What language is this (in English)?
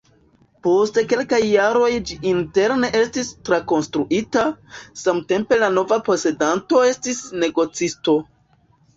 Esperanto